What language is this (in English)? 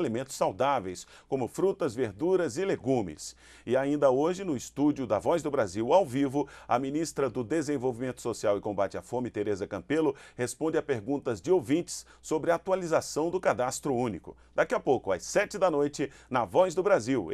Portuguese